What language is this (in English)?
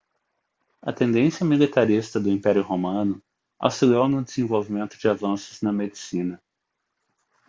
Portuguese